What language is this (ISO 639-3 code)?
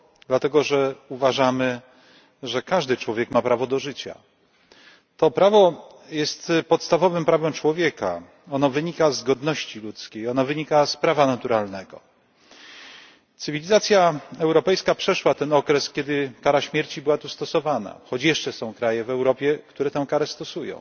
pol